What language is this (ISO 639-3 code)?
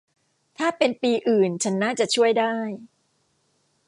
tha